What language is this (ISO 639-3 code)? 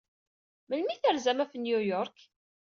kab